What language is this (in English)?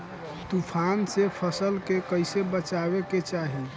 Bhojpuri